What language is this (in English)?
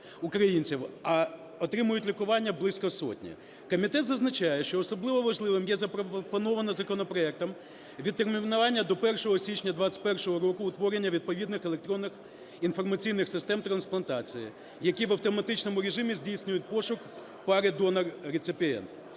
Ukrainian